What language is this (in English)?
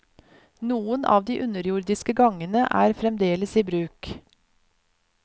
Norwegian